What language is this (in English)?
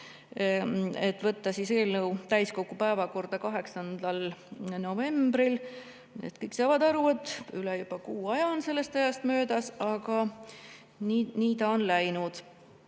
Estonian